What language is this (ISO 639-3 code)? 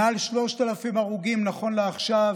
heb